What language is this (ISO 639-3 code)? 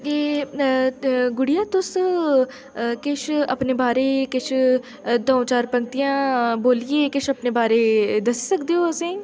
doi